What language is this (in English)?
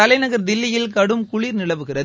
Tamil